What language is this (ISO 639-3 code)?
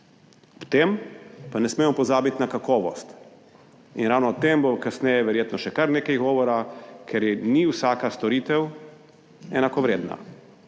slv